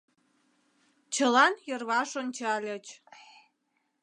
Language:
Mari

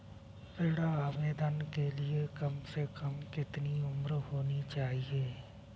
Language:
Hindi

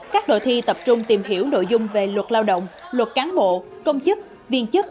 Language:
Vietnamese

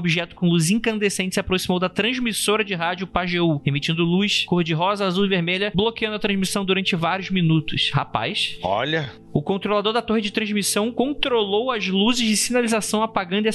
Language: Portuguese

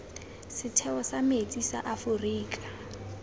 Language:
Tswana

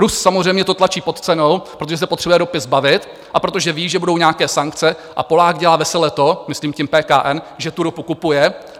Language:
Czech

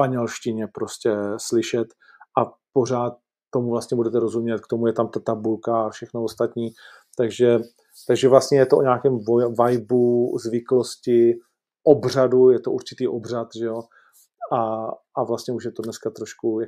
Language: Czech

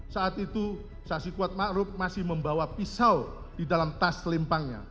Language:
Indonesian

